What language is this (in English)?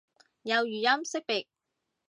Cantonese